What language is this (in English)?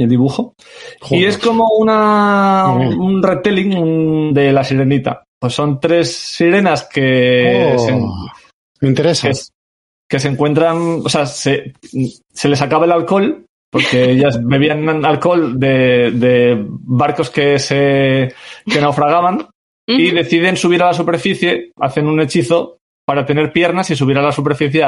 Spanish